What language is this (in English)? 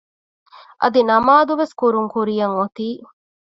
Divehi